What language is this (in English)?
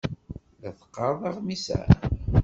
Kabyle